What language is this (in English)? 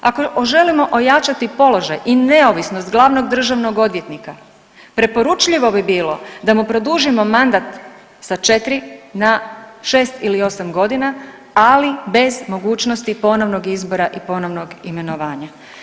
Croatian